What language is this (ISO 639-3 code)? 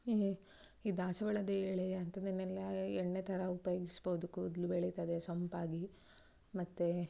kan